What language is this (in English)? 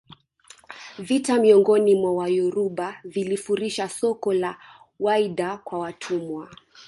Swahili